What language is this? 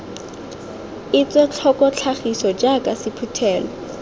Tswana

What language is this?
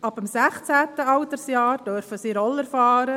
Swiss German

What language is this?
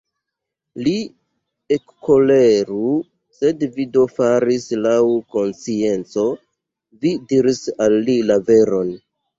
Esperanto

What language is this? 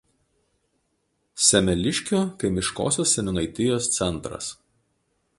Lithuanian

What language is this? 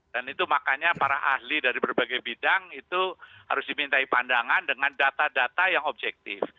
Indonesian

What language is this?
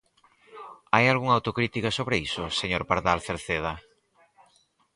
Galician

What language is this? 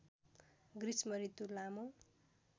Nepali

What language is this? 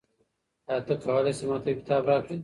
Pashto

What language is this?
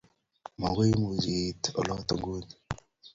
Kalenjin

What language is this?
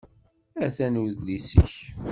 Kabyle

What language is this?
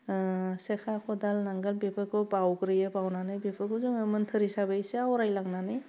Bodo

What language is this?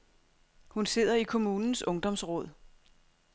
Danish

